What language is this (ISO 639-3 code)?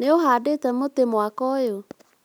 kik